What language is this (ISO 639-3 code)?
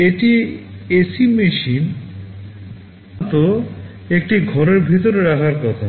ben